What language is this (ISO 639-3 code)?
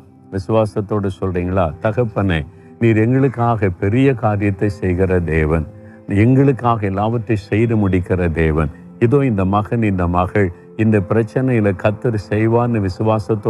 tam